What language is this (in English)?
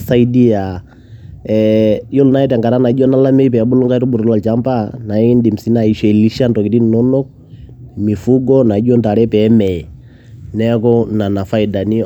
Masai